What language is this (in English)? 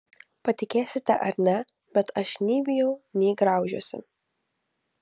Lithuanian